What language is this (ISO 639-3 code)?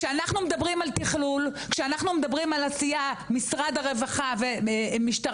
heb